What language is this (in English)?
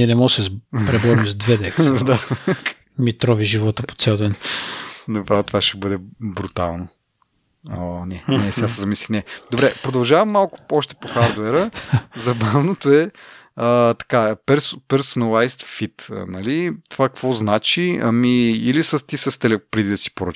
Bulgarian